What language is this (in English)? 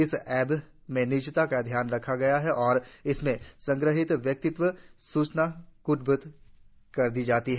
Hindi